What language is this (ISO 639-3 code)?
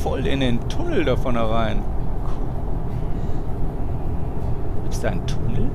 deu